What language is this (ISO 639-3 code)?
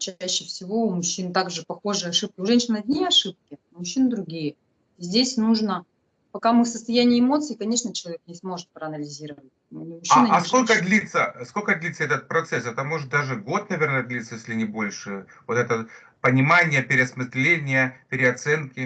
rus